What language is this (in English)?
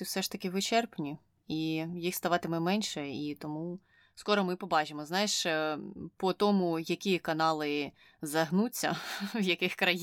Ukrainian